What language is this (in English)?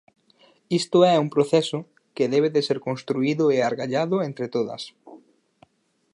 Galician